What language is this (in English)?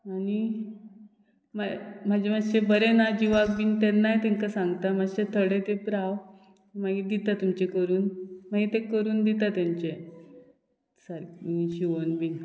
Konkani